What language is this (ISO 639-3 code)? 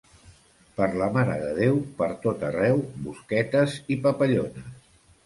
cat